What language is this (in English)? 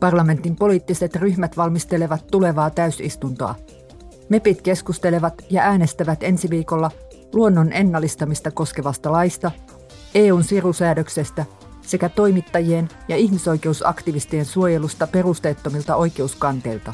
Finnish